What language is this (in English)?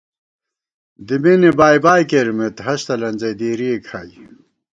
Gawar-Bati